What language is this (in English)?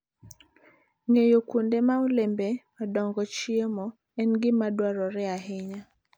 Luo (Kenya and Tanzania)